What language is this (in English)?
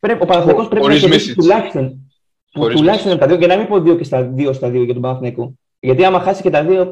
Greek